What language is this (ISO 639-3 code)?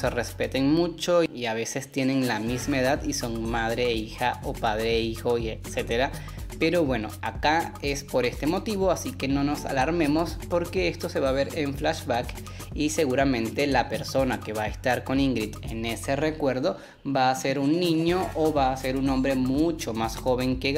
spa